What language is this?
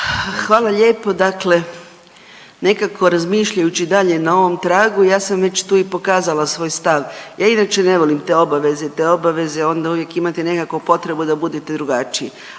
Croatian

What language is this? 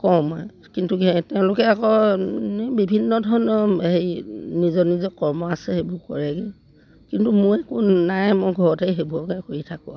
Assamese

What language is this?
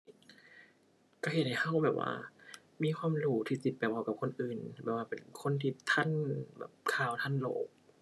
Thai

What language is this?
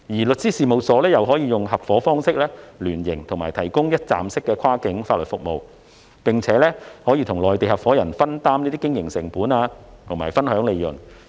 Cantonese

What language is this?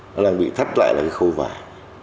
Vietnamese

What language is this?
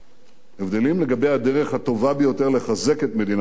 Hebrew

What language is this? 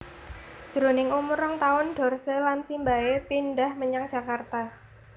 Javanese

